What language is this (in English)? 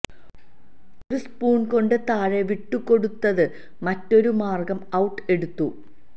Malayalam